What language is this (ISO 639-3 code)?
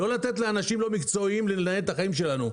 heb